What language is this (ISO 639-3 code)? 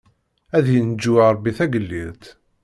kab